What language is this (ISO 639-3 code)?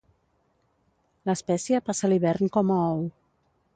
cat